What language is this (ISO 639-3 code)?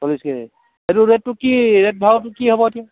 asm